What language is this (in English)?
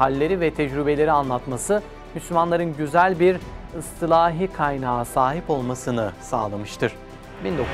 Turkish